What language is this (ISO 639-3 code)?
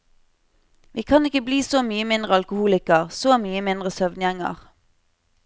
nor